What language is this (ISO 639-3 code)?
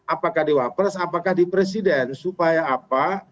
ind